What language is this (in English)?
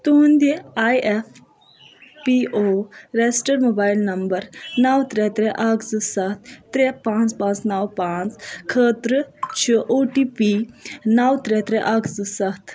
Kashmiri